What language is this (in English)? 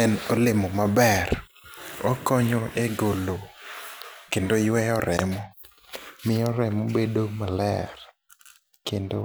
Luo (Kenya and Tanzania)